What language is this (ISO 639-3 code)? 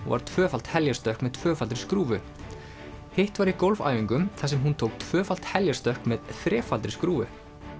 isl